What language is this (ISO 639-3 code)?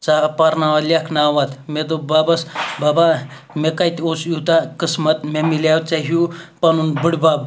kas